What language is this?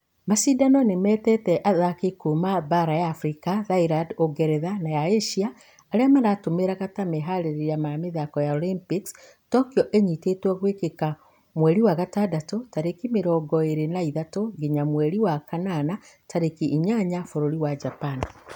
Kikuyu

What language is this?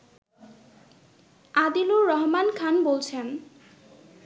Bangla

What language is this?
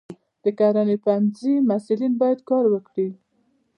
Pashto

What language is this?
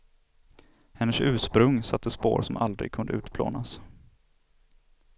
Swedish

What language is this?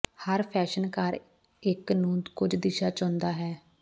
Punjabi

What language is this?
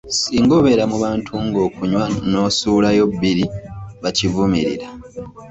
Ganda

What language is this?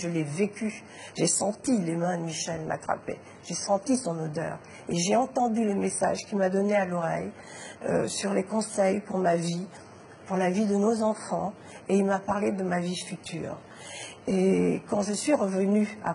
French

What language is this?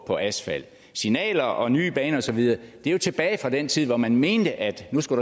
Danish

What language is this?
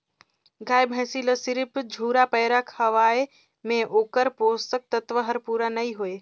Chhattisgarhi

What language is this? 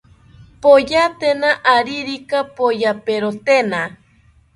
South Ucayali Ashéninka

